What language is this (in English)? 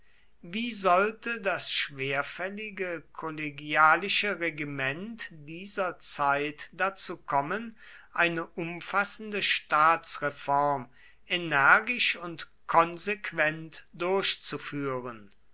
German